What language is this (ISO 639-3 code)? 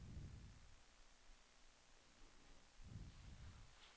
dan